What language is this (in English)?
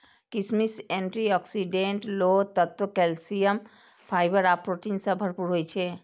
Maithili